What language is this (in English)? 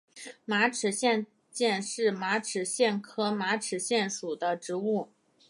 Chinese